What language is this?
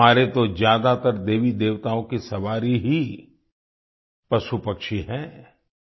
Hindi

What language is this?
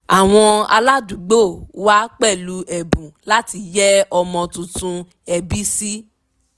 Yoruba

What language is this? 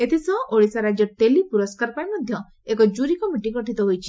Odia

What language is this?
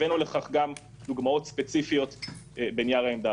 Hebrew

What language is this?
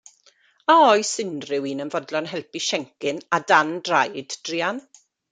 Welsh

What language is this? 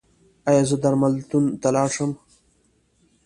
Pashto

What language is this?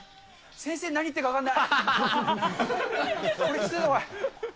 Japanese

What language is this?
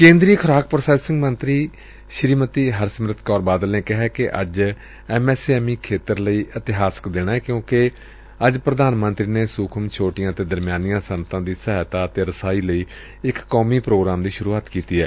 Punjabi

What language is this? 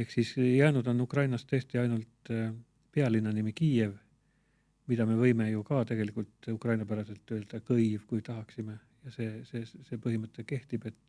Estonian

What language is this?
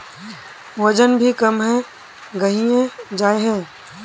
Magahi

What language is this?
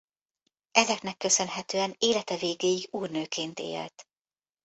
Hungarian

